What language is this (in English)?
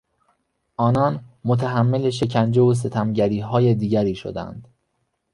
Persian